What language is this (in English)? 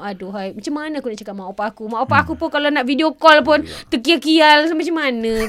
Malay